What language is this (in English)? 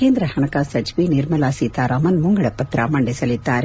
Kannada